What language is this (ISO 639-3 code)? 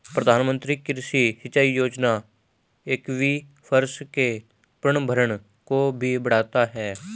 hin